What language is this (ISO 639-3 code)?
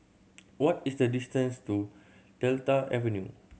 eng